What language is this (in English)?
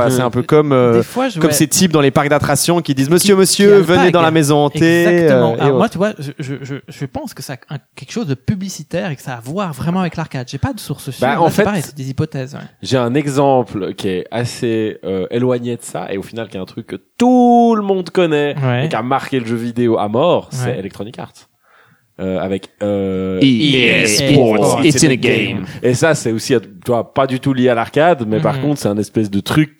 French